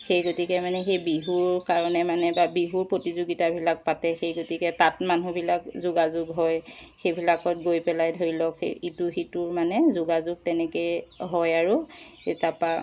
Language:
Assamese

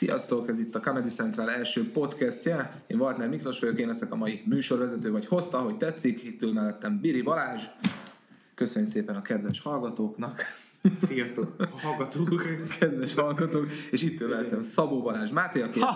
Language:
Hungarian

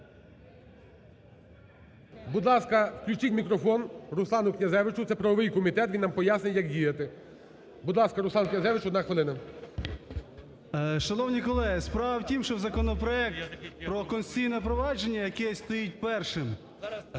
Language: Ukrainian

